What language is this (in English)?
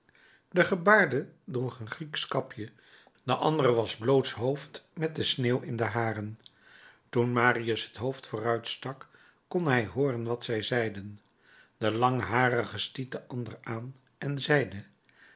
Dutch